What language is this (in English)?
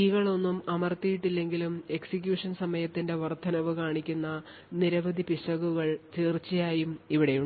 Malayalam